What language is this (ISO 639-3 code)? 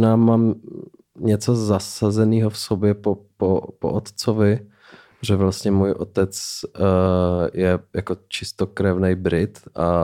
ces